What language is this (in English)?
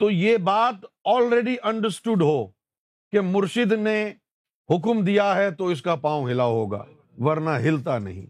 Urdu